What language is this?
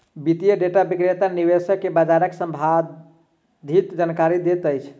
Maithili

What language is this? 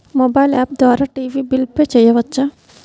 Telugu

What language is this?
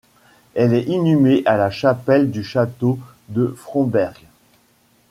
French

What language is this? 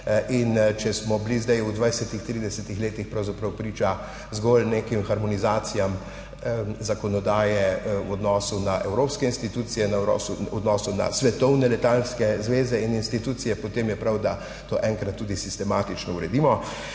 Slovenian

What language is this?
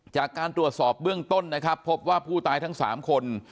Thai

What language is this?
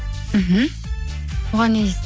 Kazakh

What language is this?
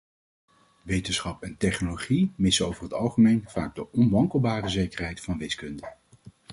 Dutch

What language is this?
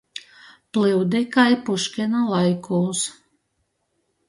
Latgalian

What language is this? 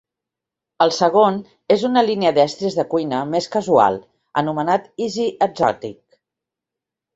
Catalan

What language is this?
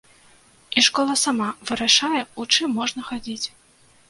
Belarusian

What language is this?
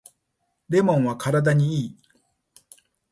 Japanese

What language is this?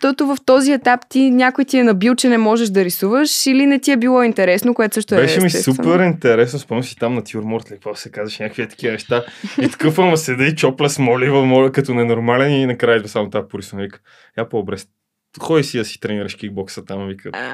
Bulgarian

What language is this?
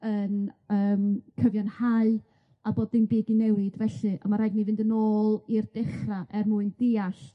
Welsh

